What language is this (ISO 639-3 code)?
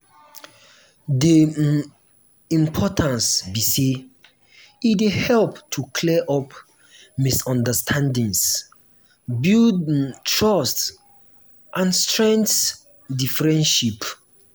pcm